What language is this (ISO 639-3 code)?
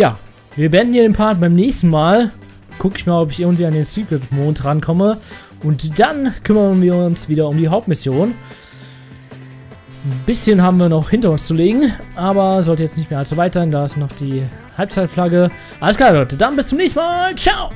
deu